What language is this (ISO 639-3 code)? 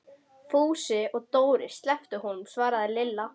isl